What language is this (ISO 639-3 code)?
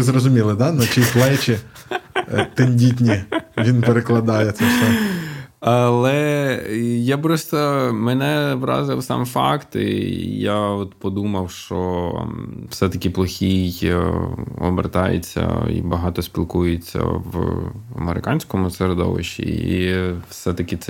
ukr